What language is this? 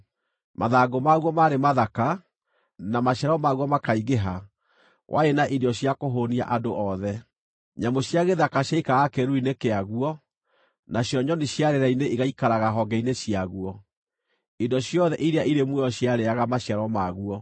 Kikuyu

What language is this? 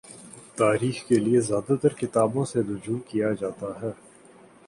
Urdu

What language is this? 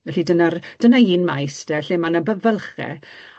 Welsh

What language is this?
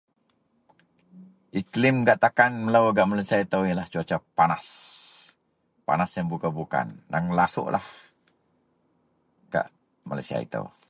Central Melanau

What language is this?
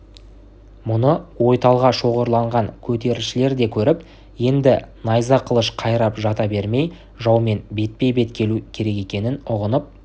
Kazakh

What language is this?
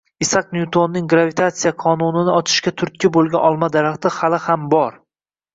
Uzbek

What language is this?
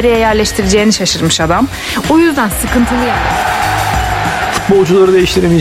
Turkish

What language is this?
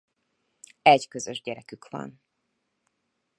Hungarian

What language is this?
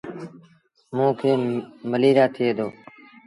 Sindhi Bhil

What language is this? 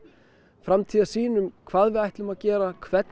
Icelandic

